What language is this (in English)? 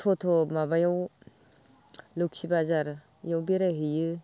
Bodo